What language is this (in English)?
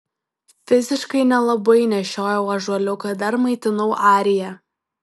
Lithuanian